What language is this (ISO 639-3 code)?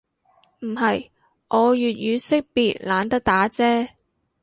yue